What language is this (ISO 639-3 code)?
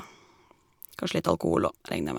nor